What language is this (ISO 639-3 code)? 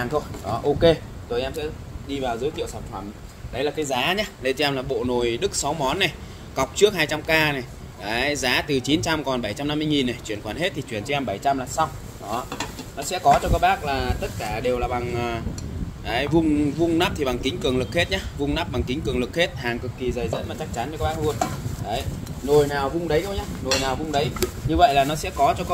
vie